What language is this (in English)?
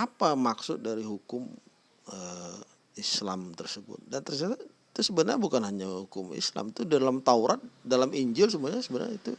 Indonesian